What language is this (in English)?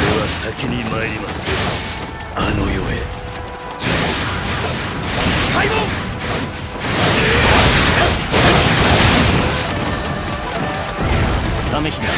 Japanese